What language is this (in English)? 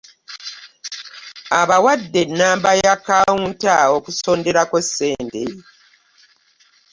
Ganda